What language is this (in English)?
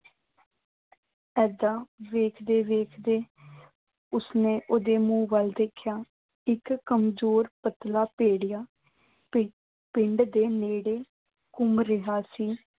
Punjabi